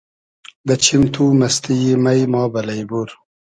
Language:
Hazaragi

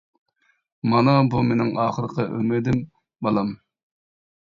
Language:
Uyghur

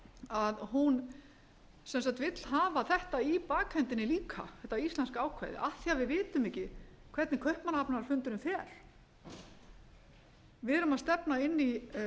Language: Icelandic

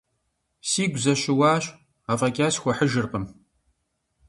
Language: Kabardian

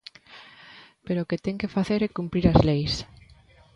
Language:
Galician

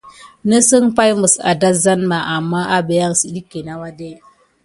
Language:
Gidar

